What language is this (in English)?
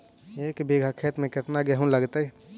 Magahi